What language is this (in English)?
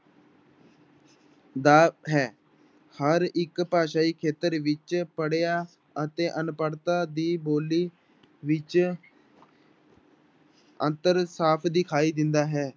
Punjabi